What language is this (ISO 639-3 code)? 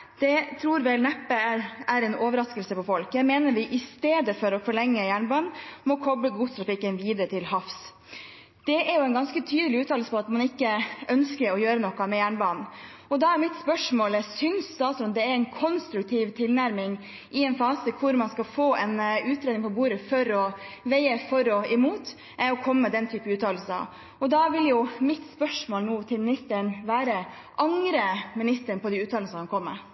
nob